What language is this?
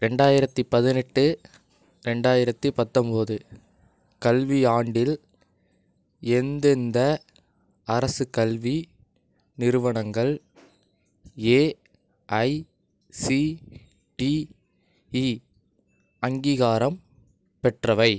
Tamil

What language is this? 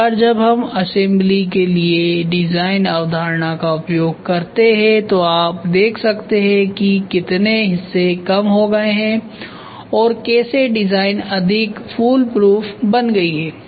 Hindi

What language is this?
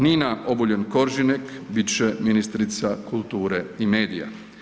Croatian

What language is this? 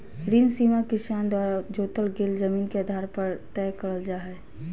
Magahi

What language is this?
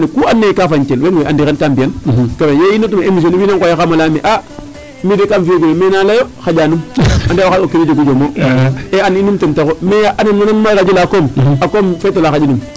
Serer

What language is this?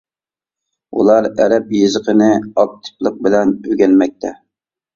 Uyghur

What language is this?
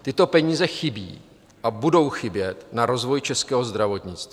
Czech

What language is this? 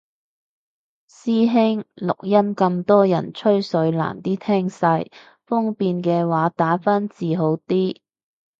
Cantonese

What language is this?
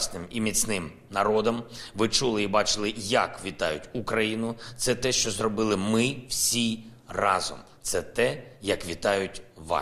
Ukrainian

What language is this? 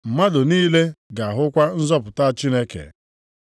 Igbo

